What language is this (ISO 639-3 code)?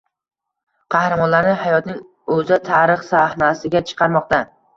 uzb